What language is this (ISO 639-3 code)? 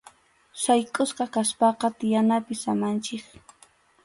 qxu